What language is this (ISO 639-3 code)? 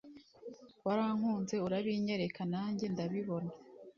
kin